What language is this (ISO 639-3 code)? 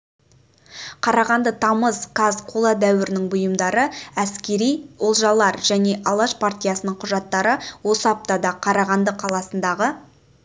kaz